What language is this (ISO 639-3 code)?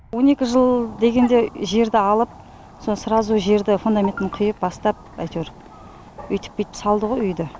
kaz